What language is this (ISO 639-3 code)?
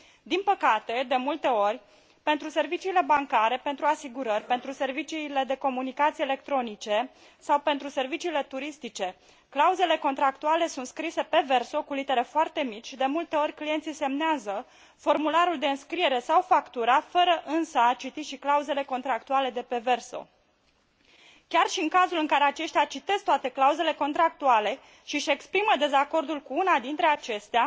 ron